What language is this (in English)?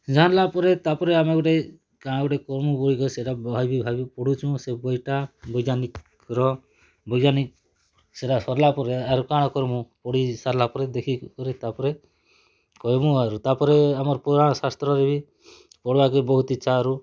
Odia